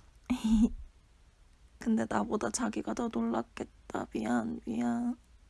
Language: Korean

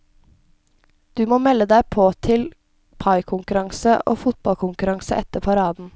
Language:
Norwegian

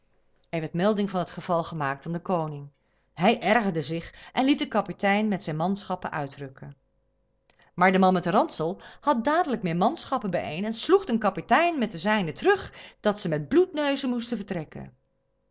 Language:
Dutch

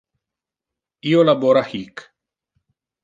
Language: Interlingua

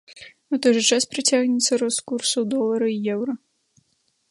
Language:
Belarusian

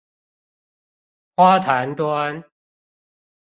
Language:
Chinese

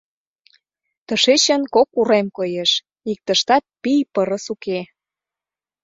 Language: Mari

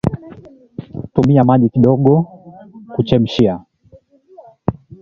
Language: Swahili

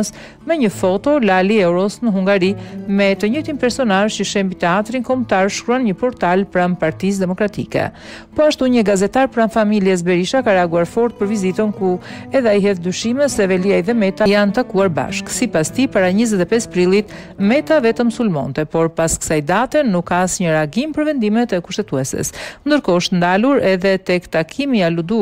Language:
Romanian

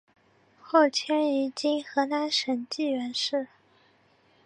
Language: Chinese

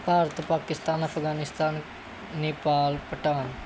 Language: Punjabi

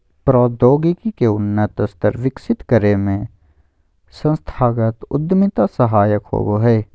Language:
Magahi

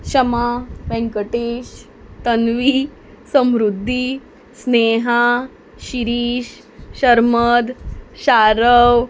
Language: Konkani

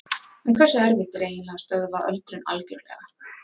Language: Icelandic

